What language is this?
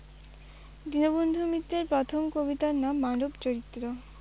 Bangla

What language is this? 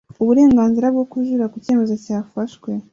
Kinyarwanda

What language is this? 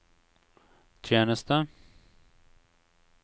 Norwegian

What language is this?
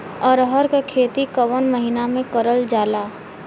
Bhojpuri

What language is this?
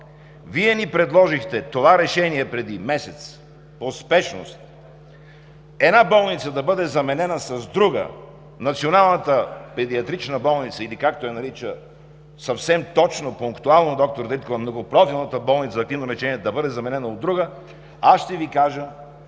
Bulgarian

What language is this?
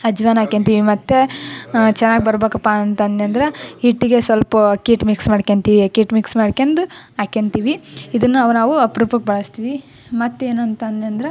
Kannada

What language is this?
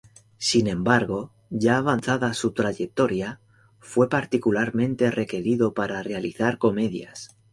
Spanish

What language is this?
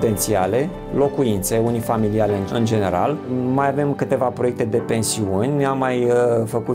Romanian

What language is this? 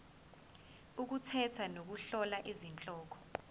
Zulu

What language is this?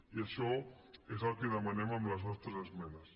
Catalan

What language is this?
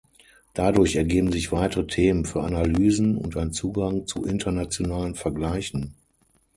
German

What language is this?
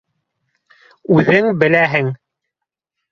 Bashkir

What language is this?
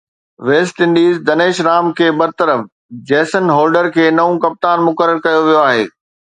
Sindhi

